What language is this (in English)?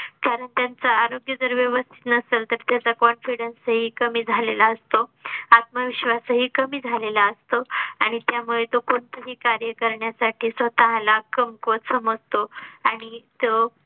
Marathi